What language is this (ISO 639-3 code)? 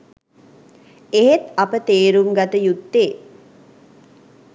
sin